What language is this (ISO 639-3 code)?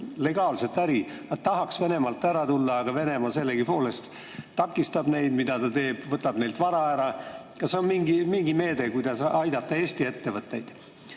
est